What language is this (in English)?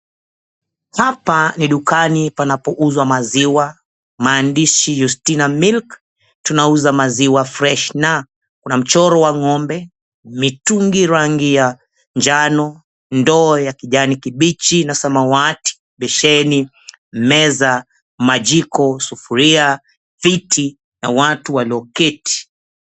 Swahili